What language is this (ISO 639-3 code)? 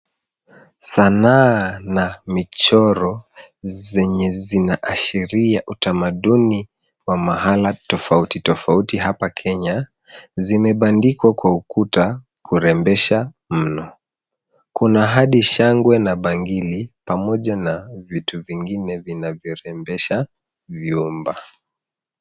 swa